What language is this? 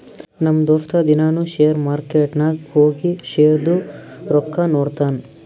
Kannada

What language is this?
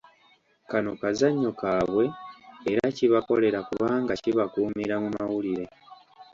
Ganda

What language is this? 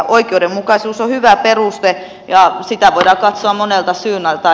Finnish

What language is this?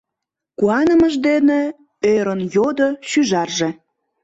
Mari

